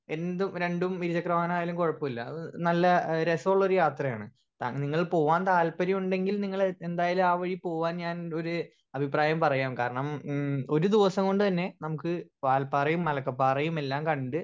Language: Malayalam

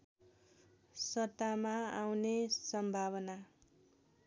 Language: Nepali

